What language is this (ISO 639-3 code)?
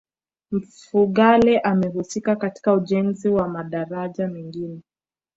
swa